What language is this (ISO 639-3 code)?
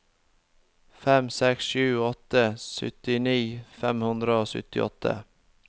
nor